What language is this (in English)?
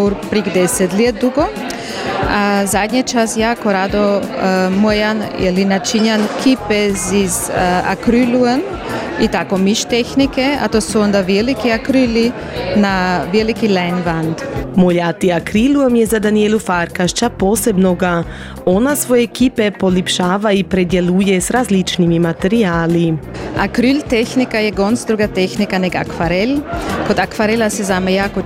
Croatian